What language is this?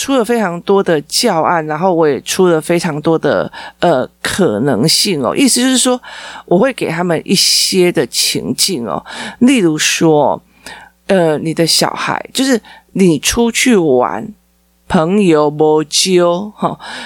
Chinese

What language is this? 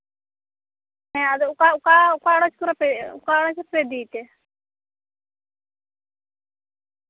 Santali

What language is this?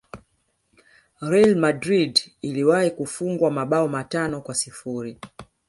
Swahili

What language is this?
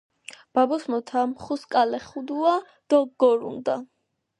Georgian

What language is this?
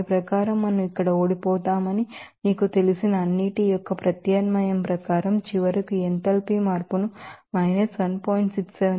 Telugu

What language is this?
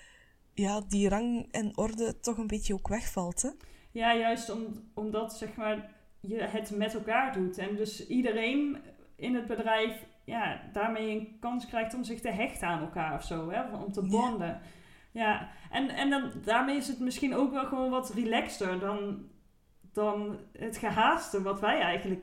Dutch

